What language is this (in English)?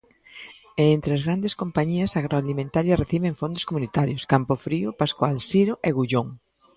Galician